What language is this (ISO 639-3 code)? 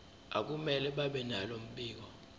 zul